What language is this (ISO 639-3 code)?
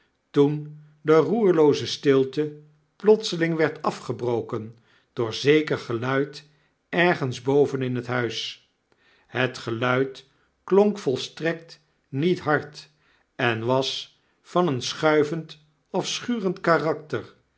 nld